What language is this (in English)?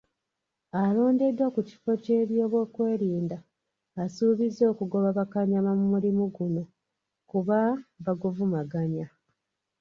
Ganda